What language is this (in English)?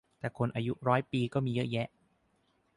Thai